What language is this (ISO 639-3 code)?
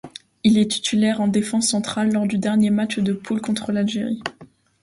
fra